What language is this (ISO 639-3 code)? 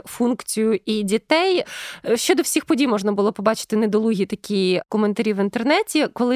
ukr